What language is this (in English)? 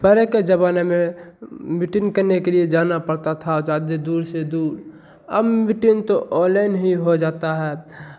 Hindi